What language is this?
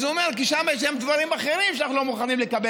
Hebrew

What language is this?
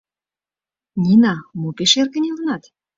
Mari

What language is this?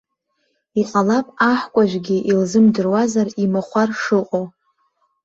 Abkhazian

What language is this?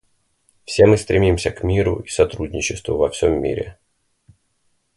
Russian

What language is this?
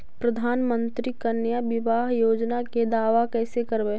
Magahi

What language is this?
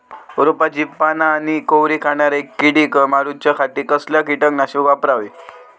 Marathi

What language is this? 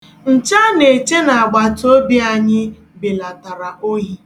Igbo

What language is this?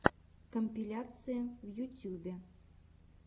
Russian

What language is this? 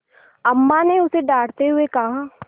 Hindi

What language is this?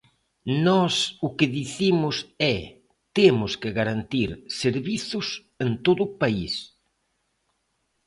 Galician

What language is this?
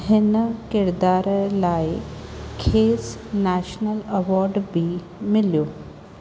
Sindhi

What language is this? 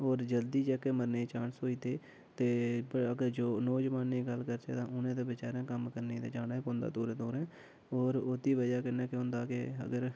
Dogri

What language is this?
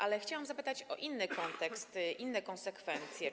Polish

